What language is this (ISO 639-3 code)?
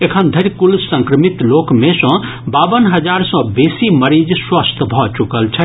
mai